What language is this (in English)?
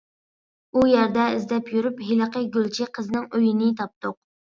Uyghur